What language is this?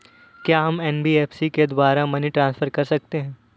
Hindi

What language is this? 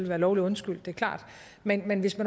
Danish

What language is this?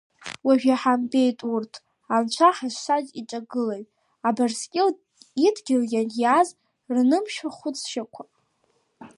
Abkhazian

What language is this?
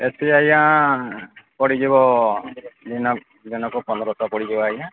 Odia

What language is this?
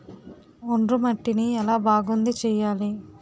Telugu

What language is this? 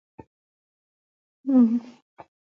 Pashto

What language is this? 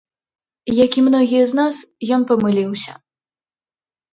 Belarusian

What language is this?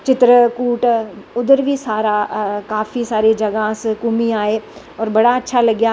Dogri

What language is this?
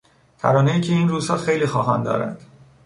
Persian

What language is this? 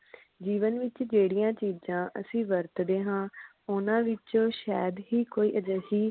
Punjabi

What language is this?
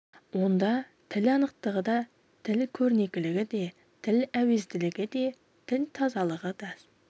Kazakh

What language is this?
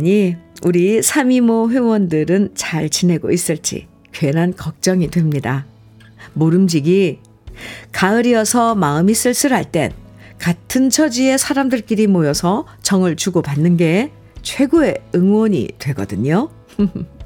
Korean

